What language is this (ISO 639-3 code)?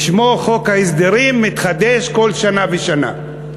heb